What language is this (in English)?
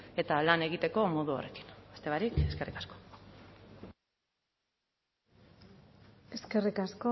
Basque